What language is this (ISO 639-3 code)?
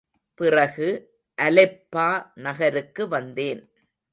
tam